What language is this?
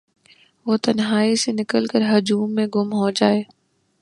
Urdu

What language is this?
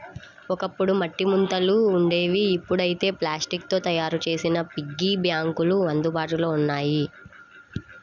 Telugu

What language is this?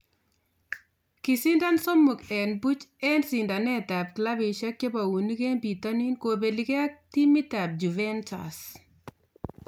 Kalenjin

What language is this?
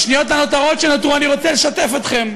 Hebrew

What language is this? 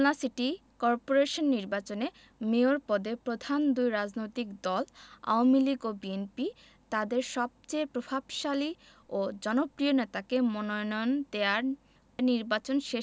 Bangla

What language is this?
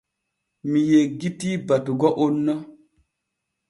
Borgu Fulfulde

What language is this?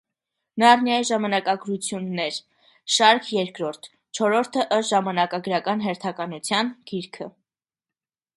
Armenian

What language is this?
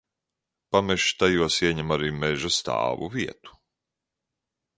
Latvian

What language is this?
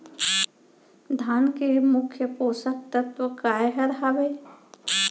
Chhattisgarhi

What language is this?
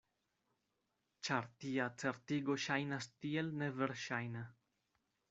Esperanto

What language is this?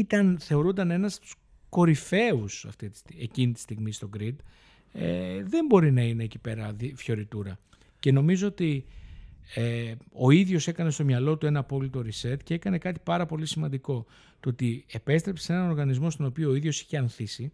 Greek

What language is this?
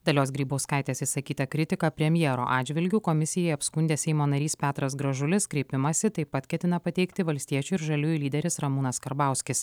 Lithuanian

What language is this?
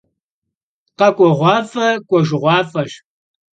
Kabardian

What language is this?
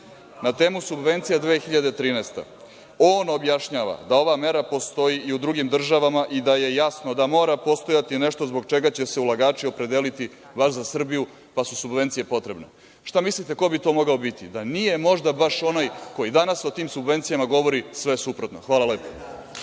Serbian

